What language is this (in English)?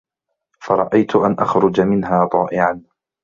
Arabic